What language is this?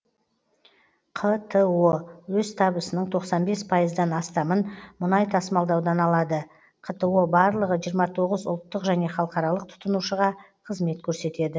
Kazakh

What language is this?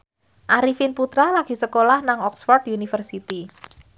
Javanese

